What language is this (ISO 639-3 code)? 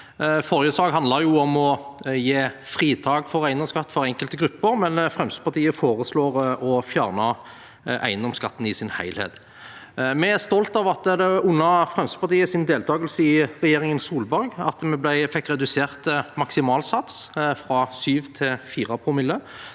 nor